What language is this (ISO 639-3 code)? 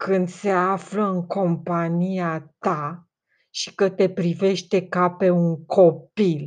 ron